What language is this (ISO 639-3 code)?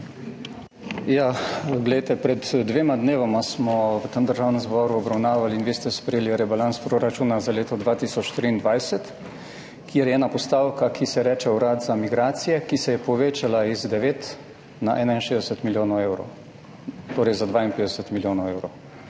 slv